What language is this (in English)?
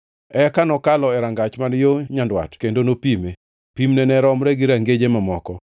Luo (Kenya and Tanzania)